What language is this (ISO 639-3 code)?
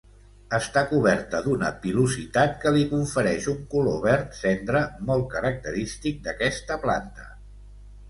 cat